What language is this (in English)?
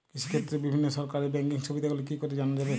Bangla